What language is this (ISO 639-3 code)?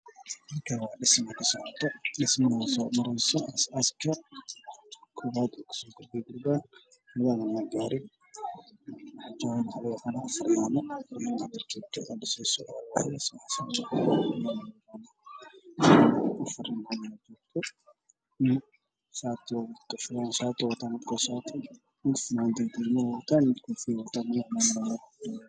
som